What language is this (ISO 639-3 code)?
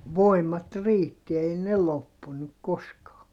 fin